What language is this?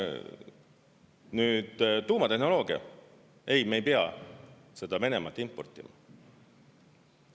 Estonian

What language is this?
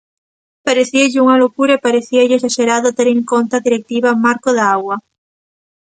Galician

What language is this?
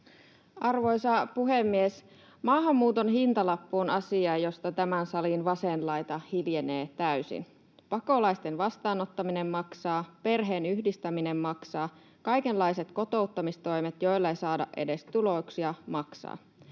Finnish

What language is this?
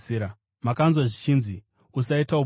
Shona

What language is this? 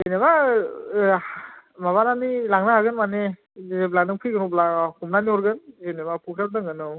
Bodo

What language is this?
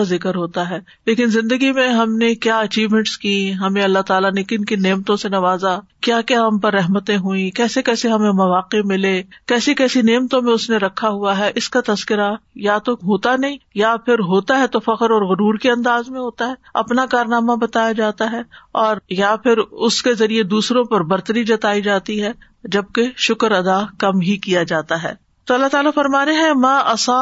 Urdu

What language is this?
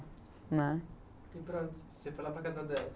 Portuguese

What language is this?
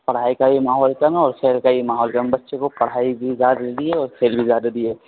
Urdu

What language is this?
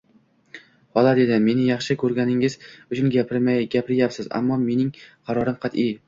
Uzbek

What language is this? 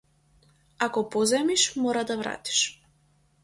Macedonian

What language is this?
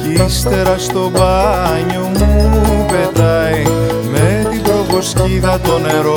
Greek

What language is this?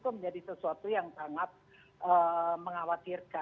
Indonesian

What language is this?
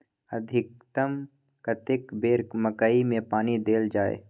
Maithili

